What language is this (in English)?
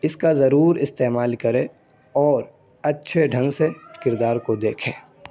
Urdu